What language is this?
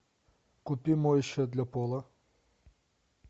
Russian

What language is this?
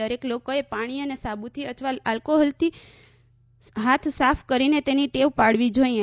Gujarati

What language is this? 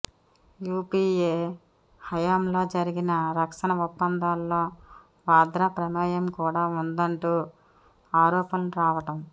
Telugu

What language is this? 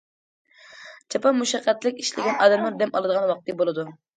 Uyghur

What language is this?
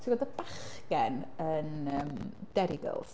Welsh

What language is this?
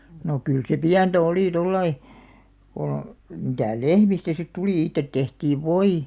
Finnish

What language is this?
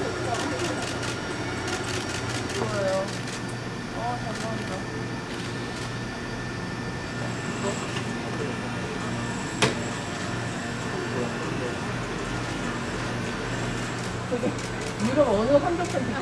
Korean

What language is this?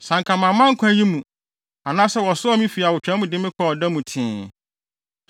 Akan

